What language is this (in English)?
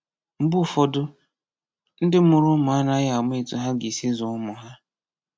Igbo